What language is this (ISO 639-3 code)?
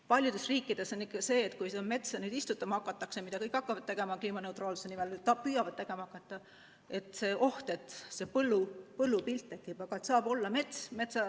est